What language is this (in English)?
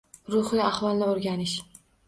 Uzbek